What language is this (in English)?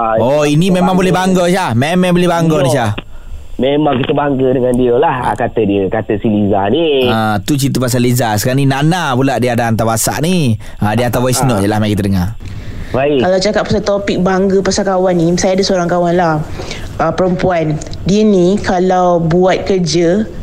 Malay